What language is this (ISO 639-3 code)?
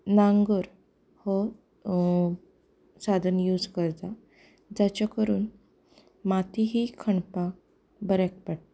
kok